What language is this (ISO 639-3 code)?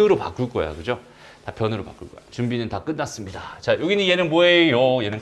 kor